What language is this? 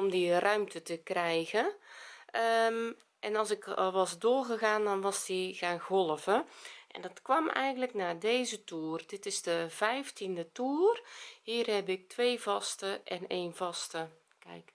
Dutch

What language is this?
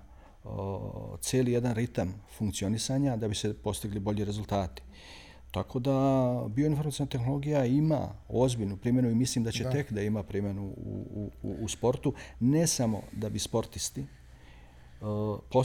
Croatian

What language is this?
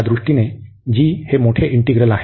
Marathi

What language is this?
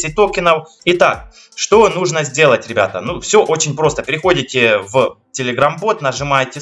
Russian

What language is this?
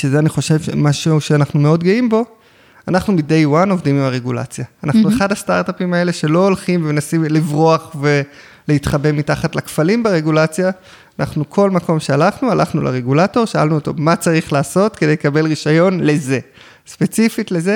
Hebrew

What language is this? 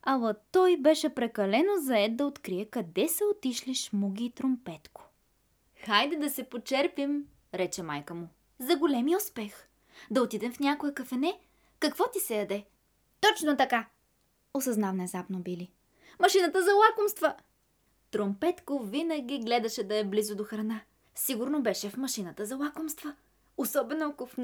Bulgarian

